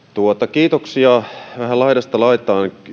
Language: Finnish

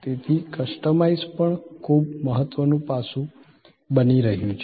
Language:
Gujarati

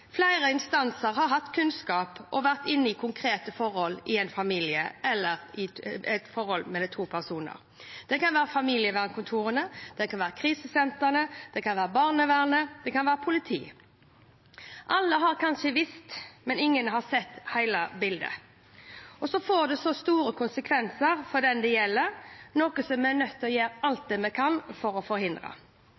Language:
Norwegian Bokmål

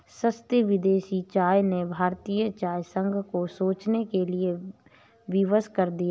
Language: Hindi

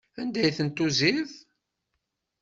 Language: Kabyle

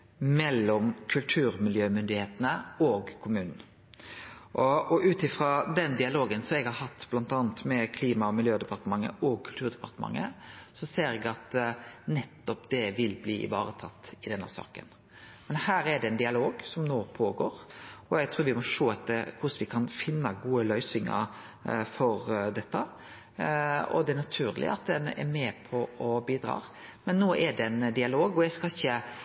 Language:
Norwegian Nynorsk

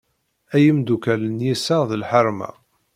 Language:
Kabyle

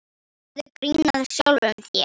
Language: Icelandic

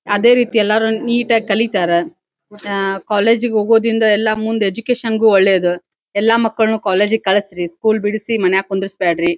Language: Kannada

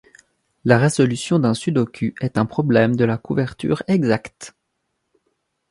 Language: French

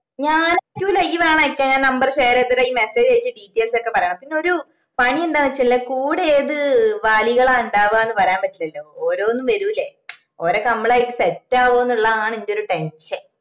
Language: Malayalam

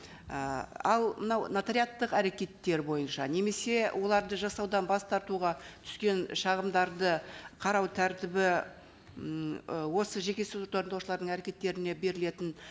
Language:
Kazakh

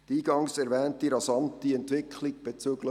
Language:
Swiss German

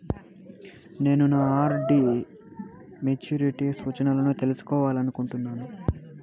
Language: Telugu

